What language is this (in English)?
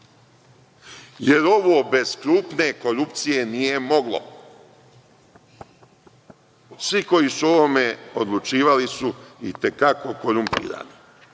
Serbian